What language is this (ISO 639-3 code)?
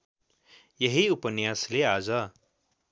nep